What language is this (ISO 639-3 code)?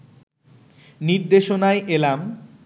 ben